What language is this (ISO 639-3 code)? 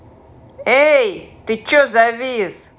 rus